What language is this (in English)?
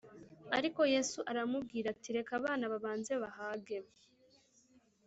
Kinyarwanda